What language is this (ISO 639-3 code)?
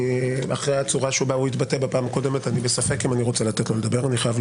heb